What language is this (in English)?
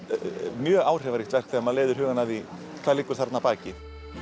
Icelandic